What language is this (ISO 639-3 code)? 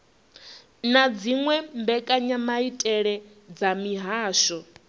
ven